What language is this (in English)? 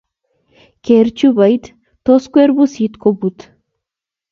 Kalenjin